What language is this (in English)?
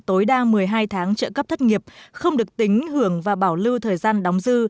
Vietnamese